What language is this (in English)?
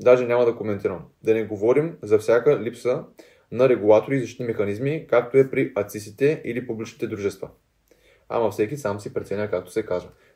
Bulgarian